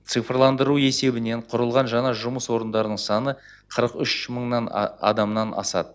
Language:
Kazakh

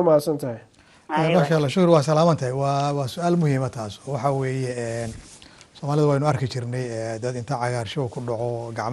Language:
Arabic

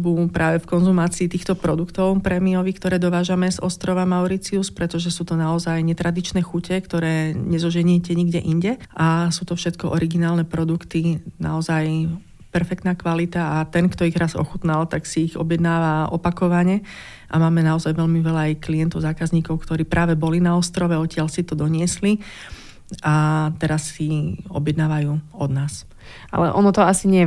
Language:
Slovak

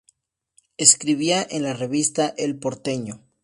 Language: Spanish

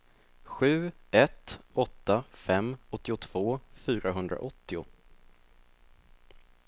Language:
Swedish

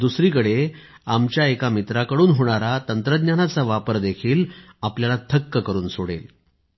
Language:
Marathi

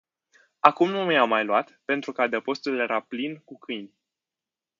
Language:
Romanian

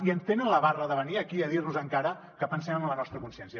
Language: Catalan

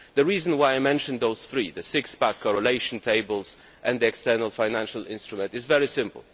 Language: English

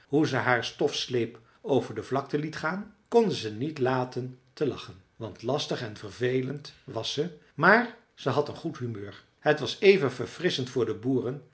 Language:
Dutch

